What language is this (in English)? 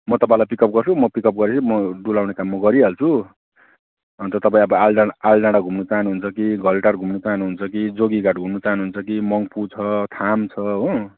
Nepali